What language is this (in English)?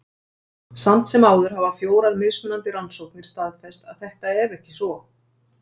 Icelandic